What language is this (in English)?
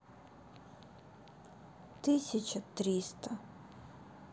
Russian